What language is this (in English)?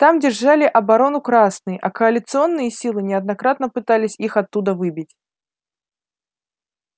Russian